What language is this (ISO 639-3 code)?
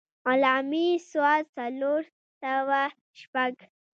pus